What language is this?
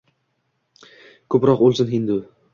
Uzbek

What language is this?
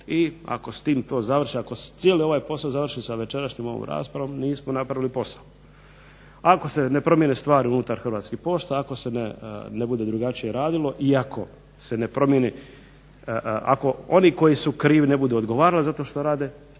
Croatian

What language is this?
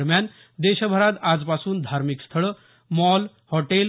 Marathi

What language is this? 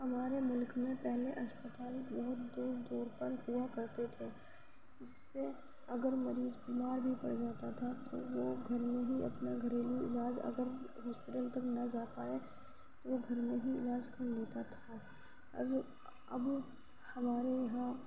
Urdu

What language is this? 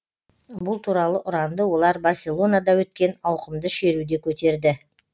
Kazakh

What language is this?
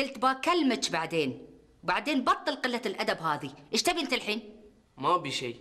Arabic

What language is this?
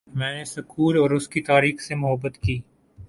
Urdu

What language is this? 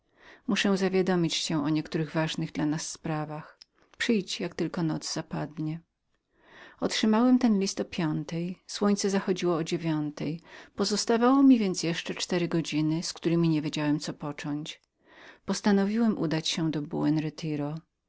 Polish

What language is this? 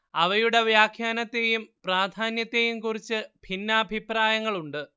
Malayalam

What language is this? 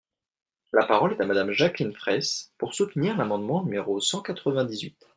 French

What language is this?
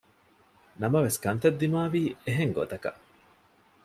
Divehi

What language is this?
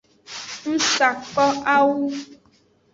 Aja (Benin)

